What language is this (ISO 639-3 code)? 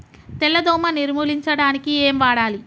tel